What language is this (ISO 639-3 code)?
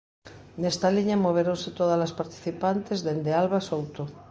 glg